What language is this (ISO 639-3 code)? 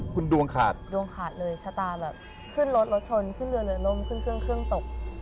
tha